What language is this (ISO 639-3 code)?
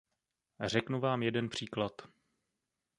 ces